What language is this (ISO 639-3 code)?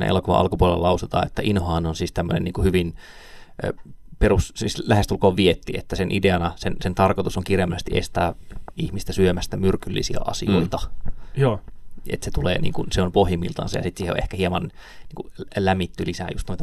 fin